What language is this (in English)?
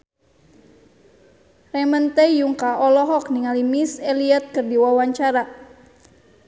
Sundanese